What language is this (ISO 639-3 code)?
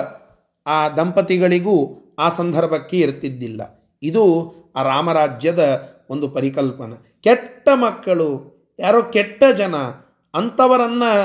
kan